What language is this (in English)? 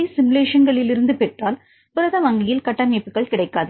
Tamil